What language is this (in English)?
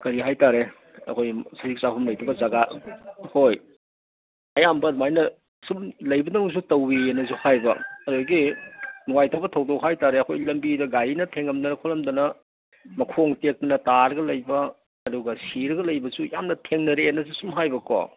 Manipuri